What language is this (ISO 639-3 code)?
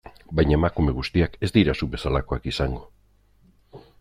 eus